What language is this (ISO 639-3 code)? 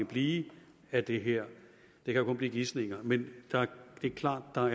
dan